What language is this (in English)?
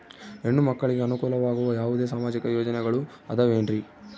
Kannada